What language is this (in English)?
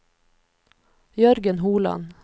Norwegian